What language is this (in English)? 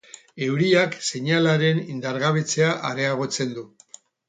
Basque